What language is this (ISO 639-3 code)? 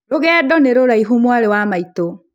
kik